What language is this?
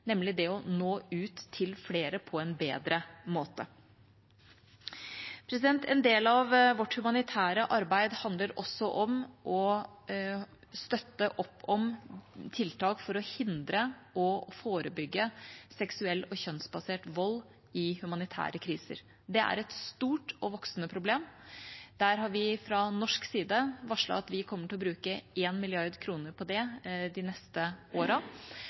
Norwegian Bokmål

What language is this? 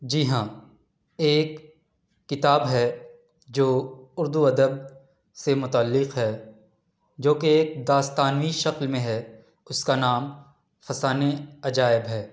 Urdu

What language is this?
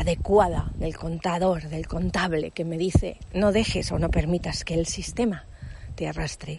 Spanish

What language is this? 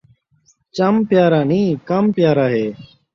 Saraiki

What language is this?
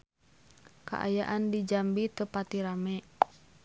Sundanese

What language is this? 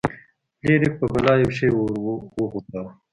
Pashto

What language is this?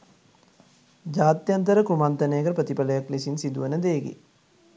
Sinhala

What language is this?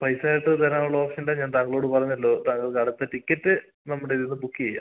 Malayalam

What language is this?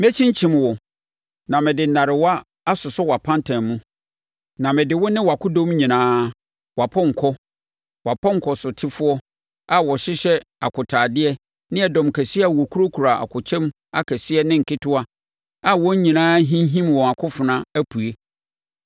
Akan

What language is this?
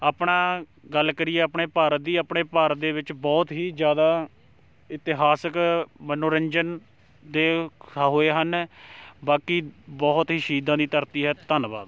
Punjabi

